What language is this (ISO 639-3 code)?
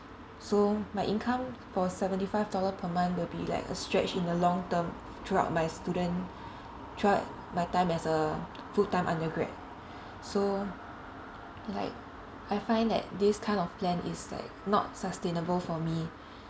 eng